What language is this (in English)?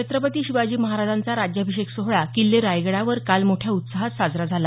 Marathi